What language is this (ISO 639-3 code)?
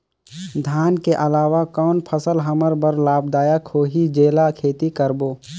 hne